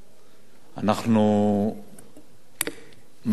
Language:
Hebrew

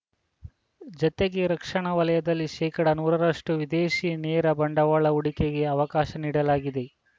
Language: Kannada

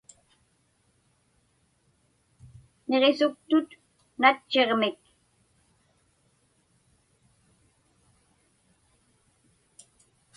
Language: Inupiaq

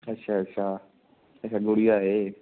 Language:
Punjabi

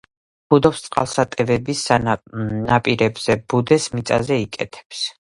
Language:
Georgian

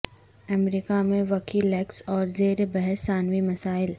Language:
Urdu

